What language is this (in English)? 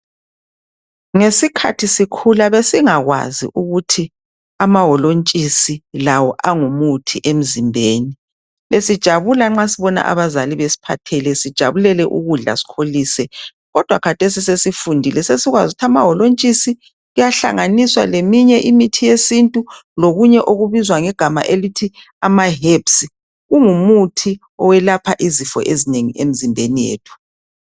North Ndebele